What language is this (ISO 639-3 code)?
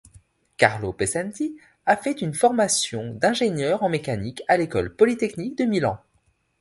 fra